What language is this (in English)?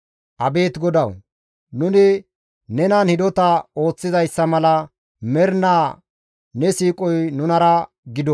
Gamo